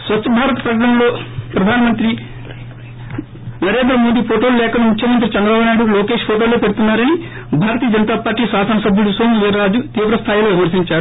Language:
Telugu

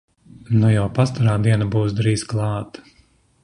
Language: Latvian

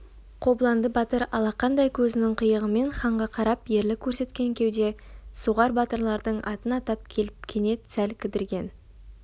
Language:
Kazakh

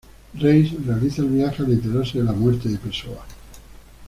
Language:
Spanish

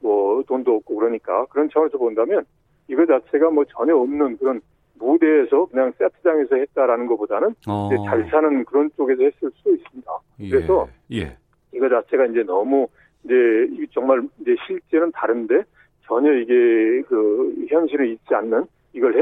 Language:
Korean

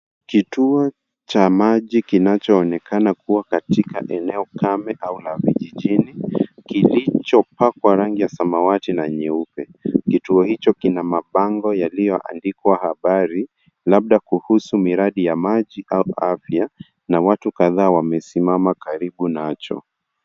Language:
Swahili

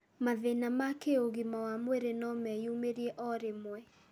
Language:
Kikuyu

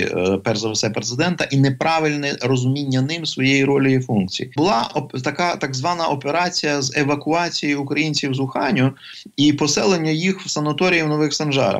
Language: Ukrainian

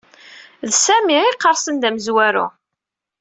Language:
Kabyle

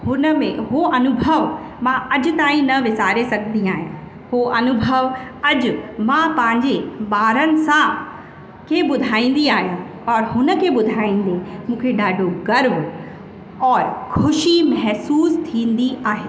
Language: Sindhi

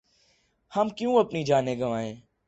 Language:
Urdu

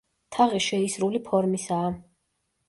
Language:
Georgian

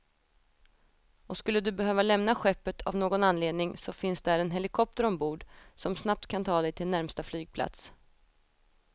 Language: Swedish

